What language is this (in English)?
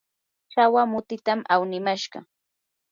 Yanahuanca Pasco Quechua